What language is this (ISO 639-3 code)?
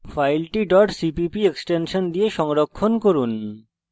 ben